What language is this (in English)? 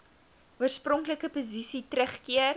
Afrikaans